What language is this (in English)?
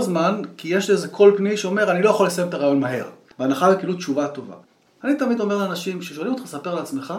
Hebrew